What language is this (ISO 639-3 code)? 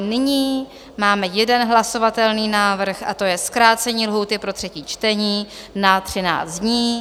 ces